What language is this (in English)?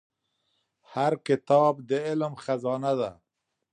Pashto